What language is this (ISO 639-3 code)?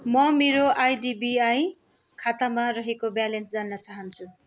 nep